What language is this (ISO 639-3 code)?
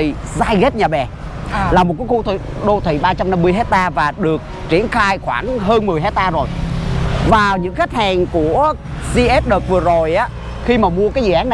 vie